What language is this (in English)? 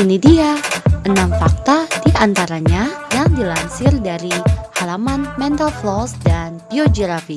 Indonesian